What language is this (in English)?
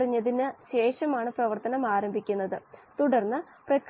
Malayalam